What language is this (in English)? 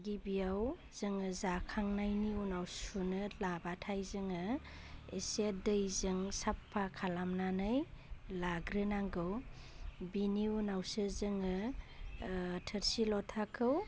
Bodo